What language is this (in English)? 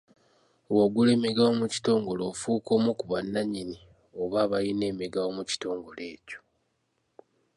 Ganda